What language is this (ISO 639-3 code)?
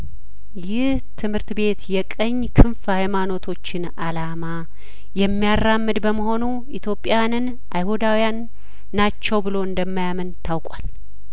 amh